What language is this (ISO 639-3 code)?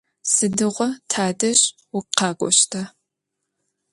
ady